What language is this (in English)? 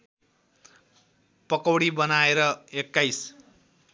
Nepali